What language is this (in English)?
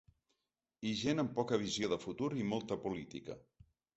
Catalan